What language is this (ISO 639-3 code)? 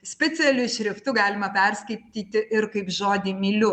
lit